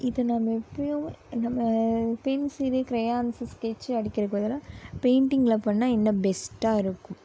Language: Tamil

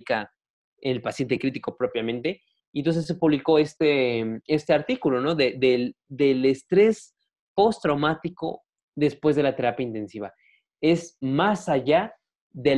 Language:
Spanish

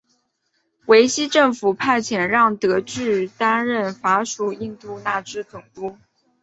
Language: Chinese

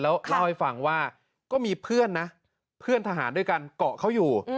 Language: Thai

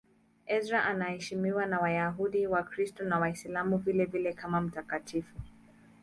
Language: Swahili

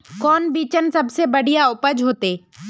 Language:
Magahi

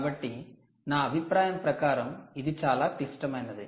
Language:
Telugu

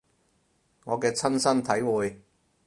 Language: Cantonese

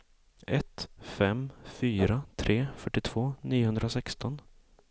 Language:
Swedish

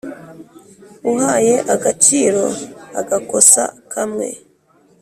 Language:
Kinyarwanda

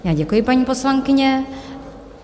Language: Czech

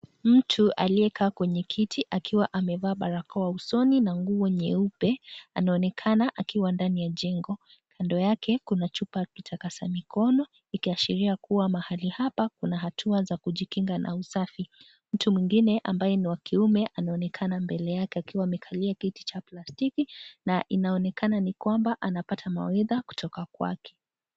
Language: Swahili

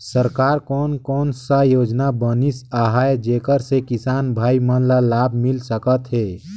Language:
Chhattisgarhi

